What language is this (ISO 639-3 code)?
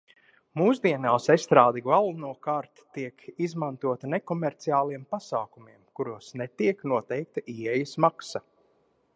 lav